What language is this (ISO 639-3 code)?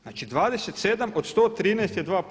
hrv